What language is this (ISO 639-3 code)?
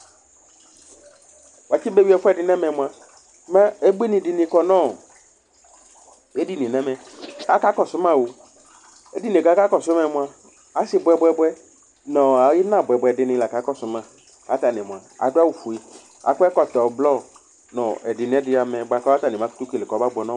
kpo